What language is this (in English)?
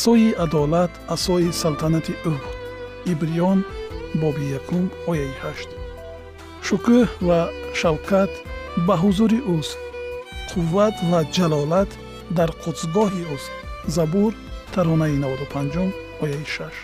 Persian